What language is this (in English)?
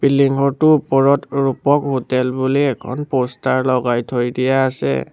Assamese